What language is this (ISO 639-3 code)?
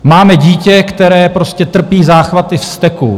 ces